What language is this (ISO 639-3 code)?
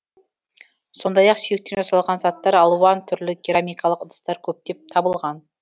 kaz